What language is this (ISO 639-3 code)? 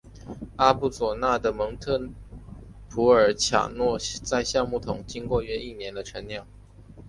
zho